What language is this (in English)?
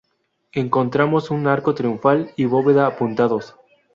Spanish